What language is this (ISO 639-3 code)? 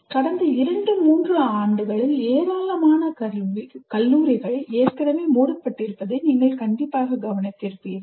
tam